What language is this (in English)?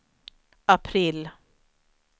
Swedish